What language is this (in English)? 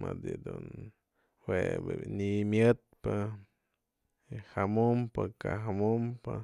Mazatlán Mixe